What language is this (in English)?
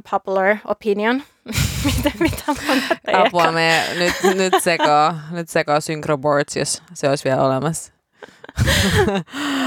Finnish